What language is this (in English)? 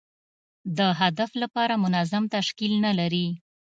Pashto